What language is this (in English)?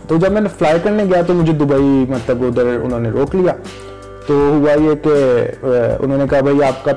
Urdu